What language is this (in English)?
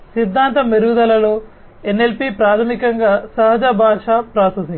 Telugu